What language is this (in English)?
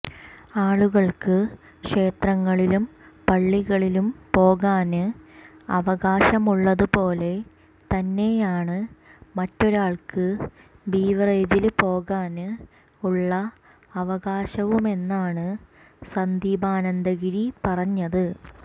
Malayalam